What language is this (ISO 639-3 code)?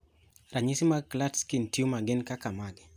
luo